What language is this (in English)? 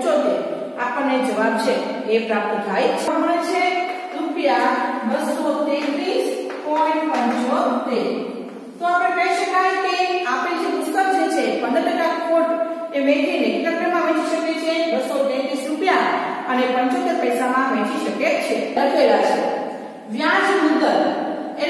Romanian